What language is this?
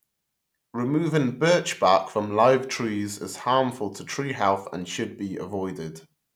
English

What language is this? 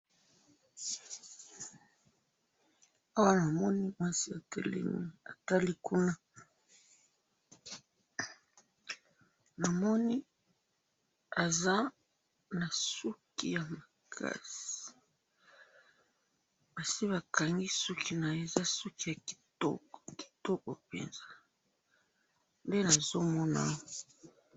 Lingala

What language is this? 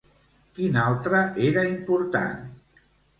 Catalan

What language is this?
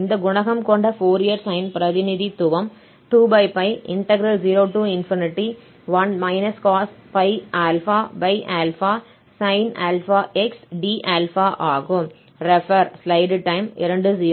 Tamil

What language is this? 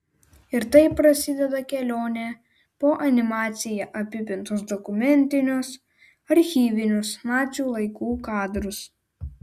Lithuanian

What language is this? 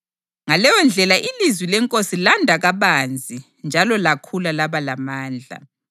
North Ndebele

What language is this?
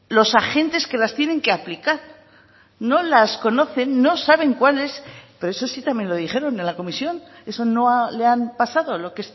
Spanish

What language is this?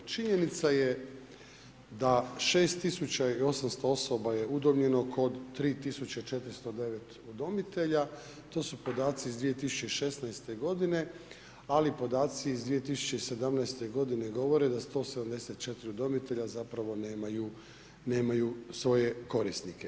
Croatian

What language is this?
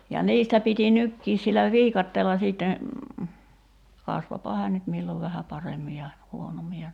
Finnish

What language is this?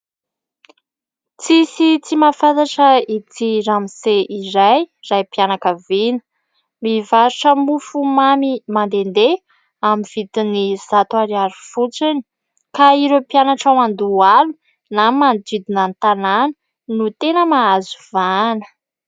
Malagasy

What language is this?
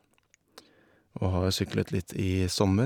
Norwegian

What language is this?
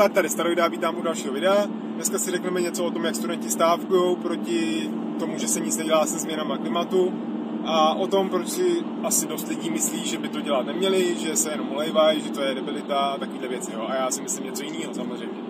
Czech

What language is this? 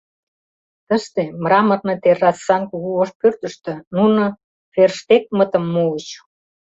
Mari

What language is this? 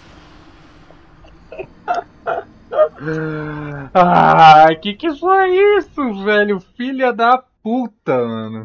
Portuguese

